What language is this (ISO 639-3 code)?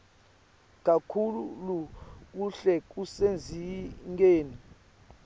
ssw